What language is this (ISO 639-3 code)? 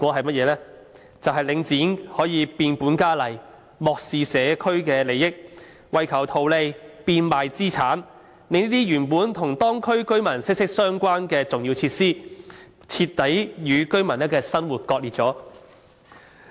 yue